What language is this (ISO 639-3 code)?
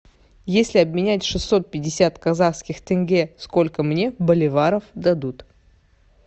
rus